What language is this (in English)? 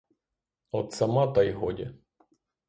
Ukrainian